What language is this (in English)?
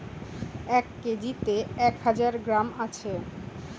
Bangla